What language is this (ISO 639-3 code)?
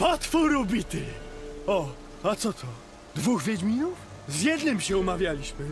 pol